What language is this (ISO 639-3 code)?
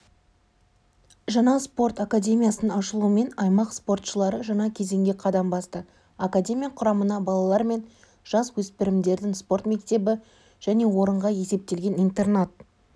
kaz